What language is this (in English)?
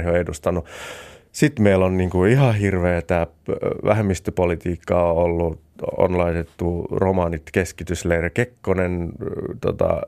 Finnish